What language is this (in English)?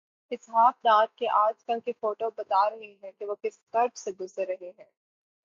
Urdu